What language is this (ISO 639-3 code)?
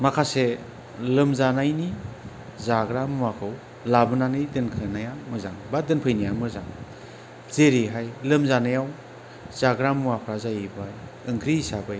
brx